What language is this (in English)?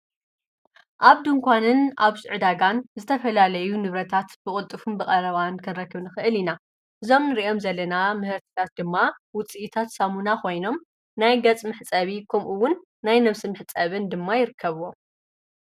Tigrinya